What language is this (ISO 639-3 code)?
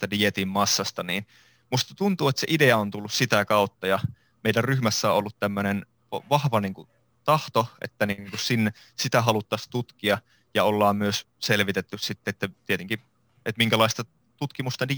fin